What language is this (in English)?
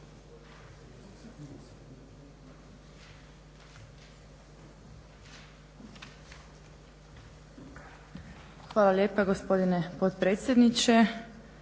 Croatian